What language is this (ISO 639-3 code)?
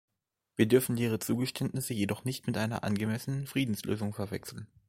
deu